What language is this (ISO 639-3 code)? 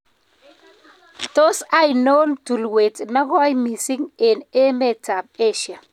kln